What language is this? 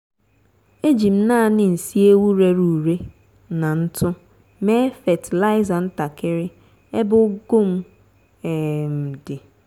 Igbo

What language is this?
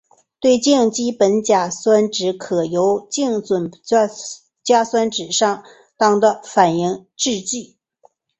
Chinese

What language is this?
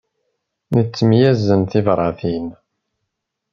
Kabyle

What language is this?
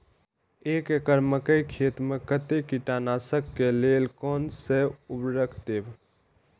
Maithili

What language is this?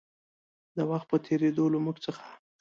Pashto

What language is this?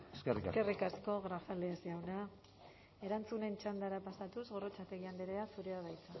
Basque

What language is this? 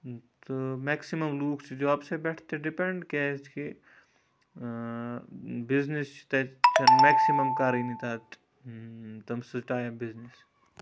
Kashmiri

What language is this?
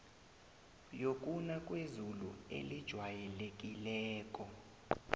South Ndebele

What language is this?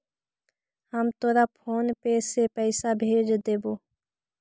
Magahi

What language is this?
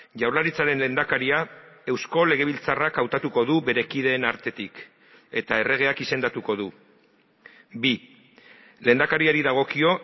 Basque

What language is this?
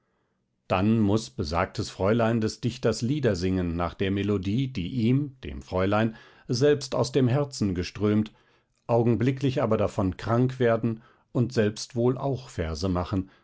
German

